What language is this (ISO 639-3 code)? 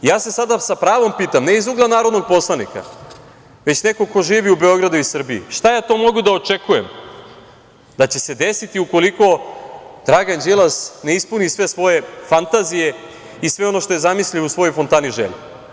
srp